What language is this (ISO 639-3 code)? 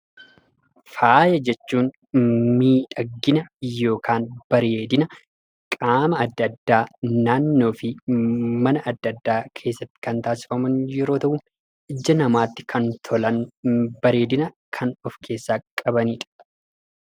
orm